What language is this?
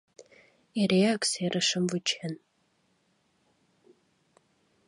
Mari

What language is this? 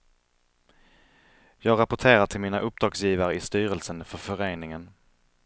Swedish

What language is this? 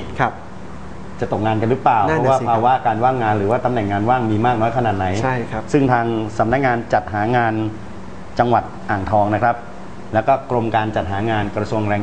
Thai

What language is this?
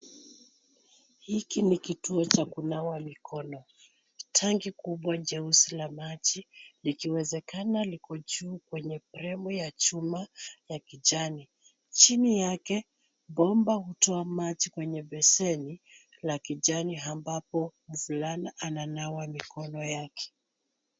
Swahili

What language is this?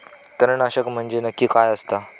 Marathi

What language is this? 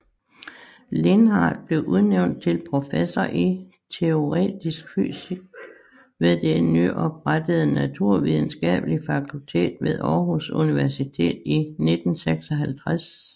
Danish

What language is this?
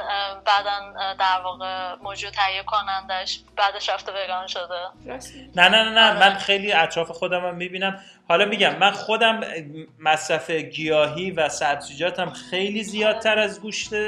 Persian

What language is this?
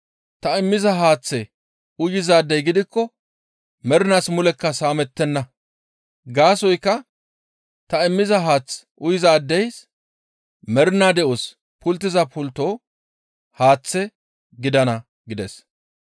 Gamo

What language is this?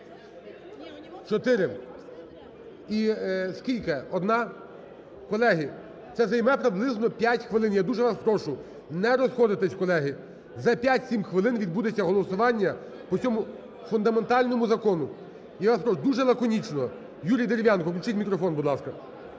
Ukrainian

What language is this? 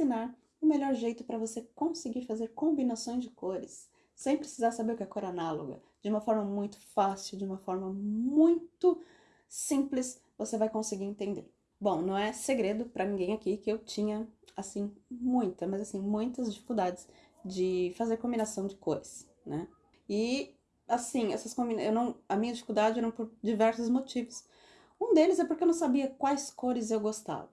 Portuguese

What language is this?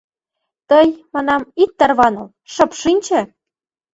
Mari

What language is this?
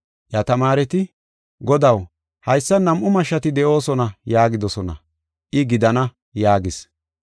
Gofa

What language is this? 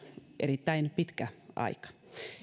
Finnish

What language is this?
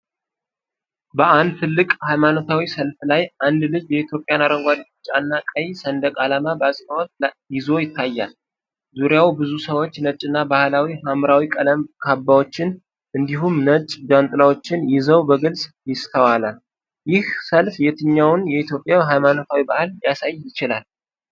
Amharic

